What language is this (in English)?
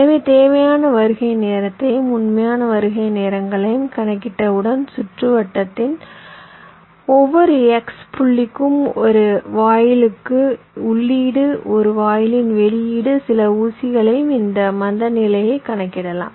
Tamil